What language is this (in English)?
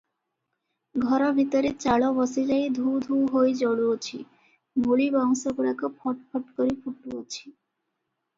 Odia